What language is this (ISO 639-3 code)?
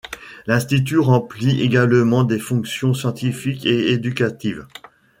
fra